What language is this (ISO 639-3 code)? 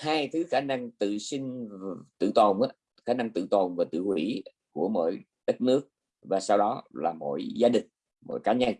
vie